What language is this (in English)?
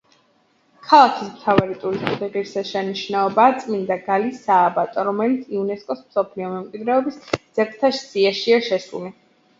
Georgian